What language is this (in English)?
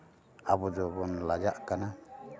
Santali